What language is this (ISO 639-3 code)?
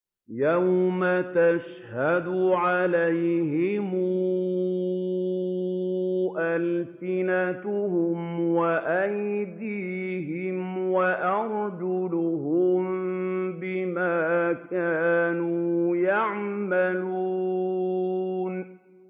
ara